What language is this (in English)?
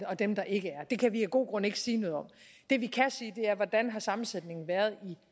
Danish